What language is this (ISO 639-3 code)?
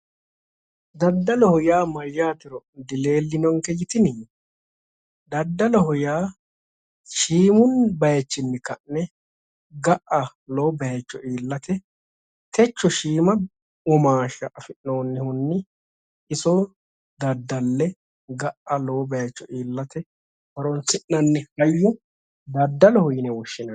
sid